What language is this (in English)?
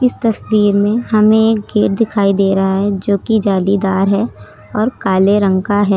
Hindi